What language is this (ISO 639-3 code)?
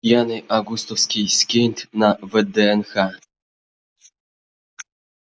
rus